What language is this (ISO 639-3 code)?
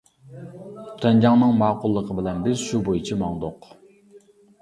uig